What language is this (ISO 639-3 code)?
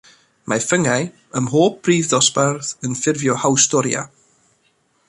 cym